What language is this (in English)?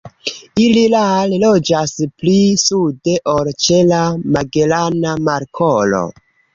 Esperanto